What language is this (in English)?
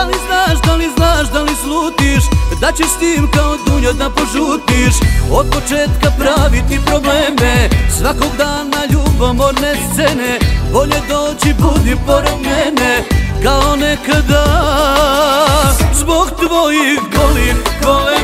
Vietnamese